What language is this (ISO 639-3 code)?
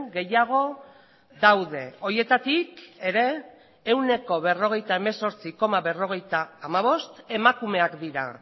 eus